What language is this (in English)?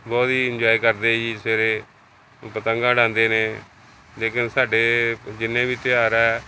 Punjabi